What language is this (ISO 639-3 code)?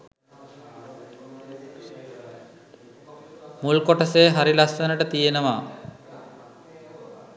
sin